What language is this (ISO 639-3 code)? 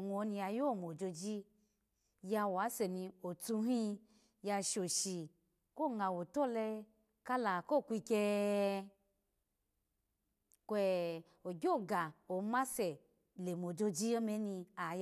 ala